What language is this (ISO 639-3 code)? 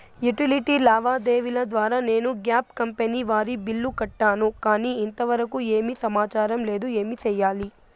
tel